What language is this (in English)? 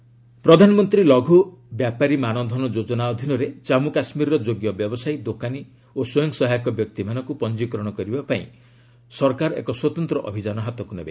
Odia